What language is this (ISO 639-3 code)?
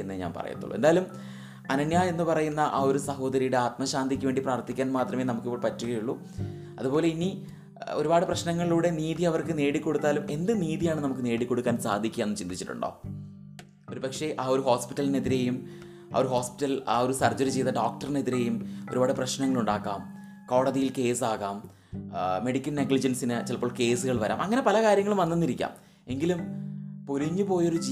mal